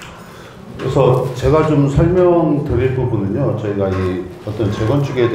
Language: Korean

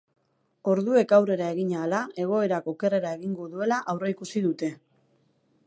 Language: Basque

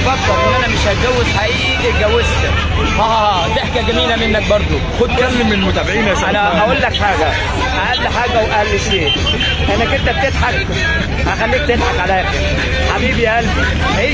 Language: Arabic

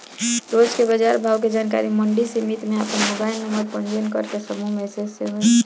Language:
Bhojpuri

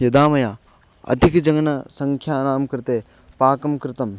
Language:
Sanskrit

